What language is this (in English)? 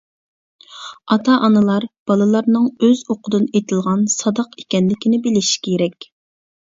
Uyghur